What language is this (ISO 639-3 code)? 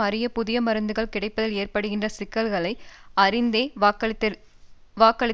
tam